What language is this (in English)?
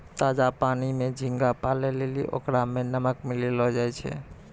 Maithili